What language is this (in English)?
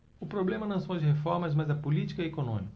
Portuguese